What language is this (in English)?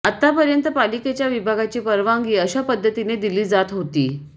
Marathi